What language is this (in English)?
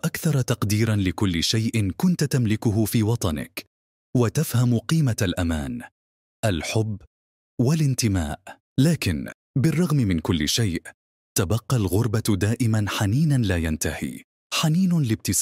Arabic